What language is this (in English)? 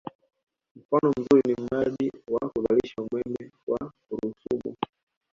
Swahili